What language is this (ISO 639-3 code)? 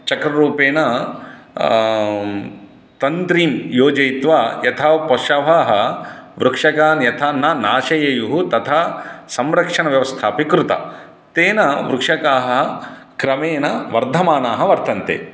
san